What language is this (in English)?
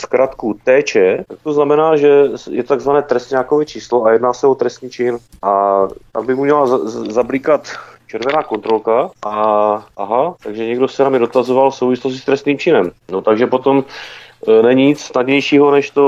Czech